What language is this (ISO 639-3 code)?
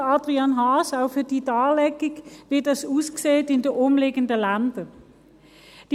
gsw